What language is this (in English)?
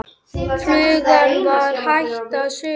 Icelandic